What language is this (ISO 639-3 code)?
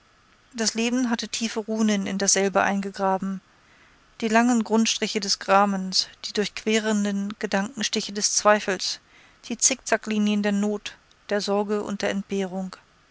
deu